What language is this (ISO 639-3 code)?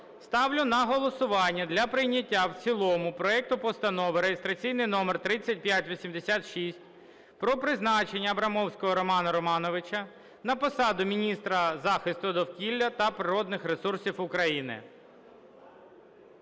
ukr